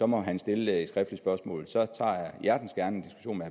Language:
Danish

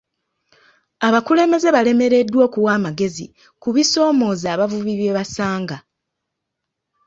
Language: Ganda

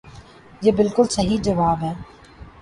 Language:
Urdu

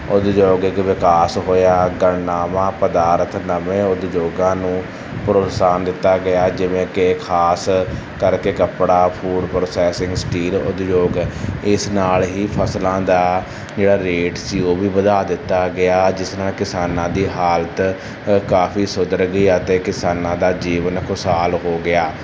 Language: Punjabi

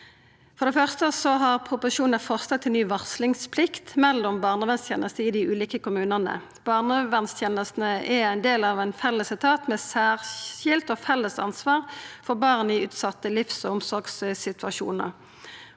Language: Norwegian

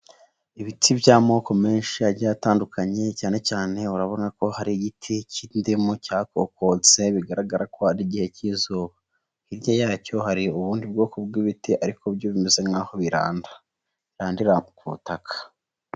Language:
Kinyarwanda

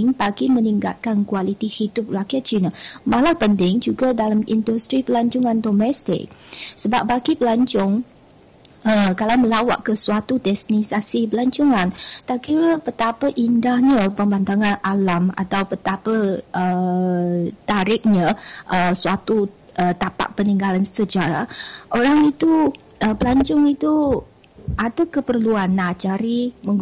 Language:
Malay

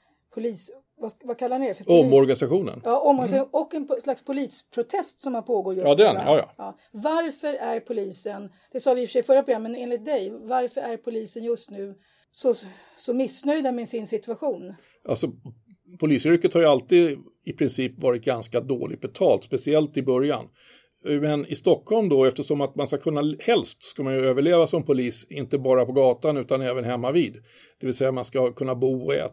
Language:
Swedish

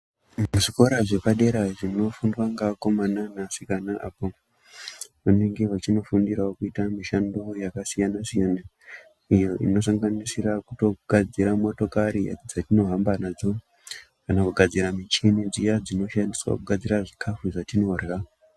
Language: Ndau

